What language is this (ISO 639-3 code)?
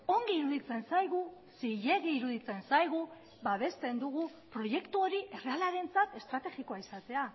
eus